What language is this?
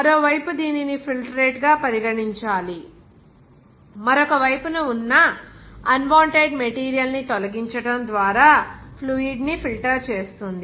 Telugu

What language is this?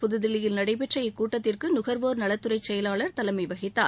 Tamil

